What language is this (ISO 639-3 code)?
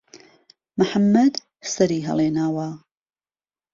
ckb